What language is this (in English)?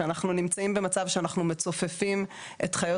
Hebrew